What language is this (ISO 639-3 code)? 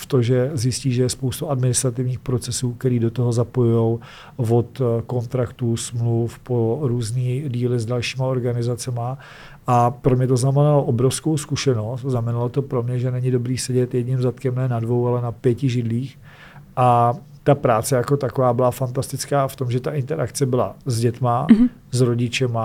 ces